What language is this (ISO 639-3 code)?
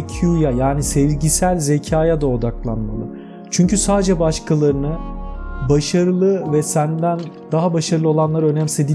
tur